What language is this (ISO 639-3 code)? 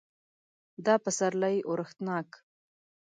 pus